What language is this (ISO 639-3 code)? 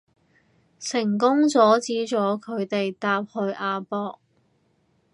yue